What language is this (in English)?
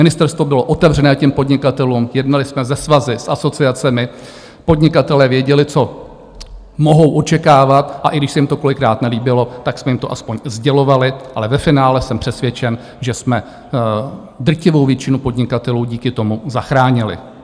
Czech